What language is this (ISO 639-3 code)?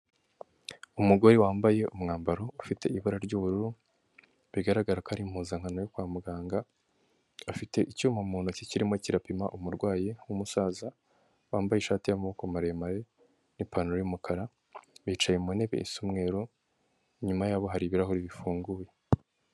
kin